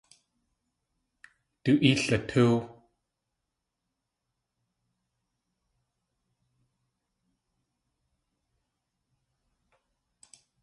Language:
Tlingit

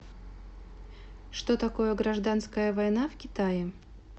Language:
Russian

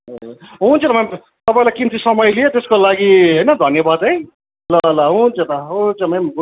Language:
Nepali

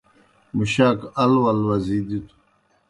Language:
Kohistani Shina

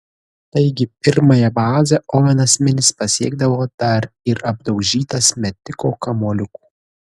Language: Lithuanian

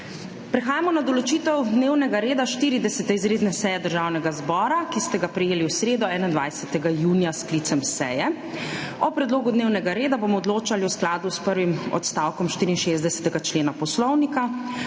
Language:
Slovenian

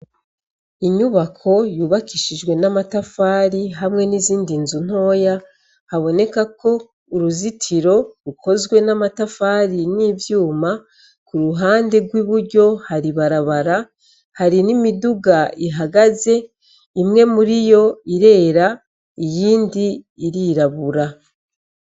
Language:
Rundi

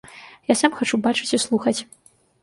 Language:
Belarusian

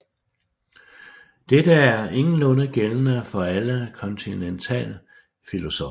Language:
Danish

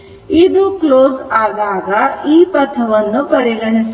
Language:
Kannada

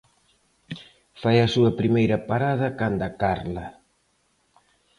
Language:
Galician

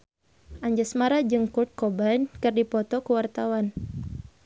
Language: Sundanese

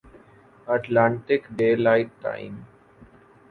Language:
Urdu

